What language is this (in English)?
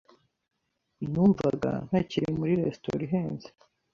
Kinyarwanda